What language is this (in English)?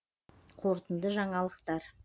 Kazakh